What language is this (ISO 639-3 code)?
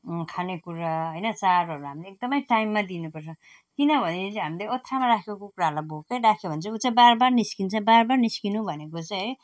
nep